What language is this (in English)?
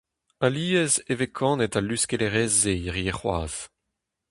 Breton